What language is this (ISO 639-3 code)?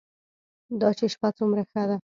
pus